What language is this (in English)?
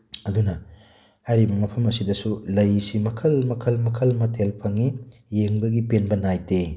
Manipuri